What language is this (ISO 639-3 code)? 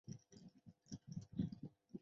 zho